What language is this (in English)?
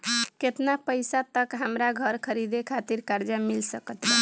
Bhojpuri